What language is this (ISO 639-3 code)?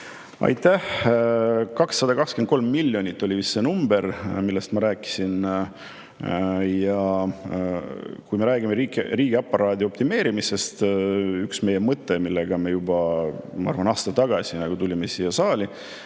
est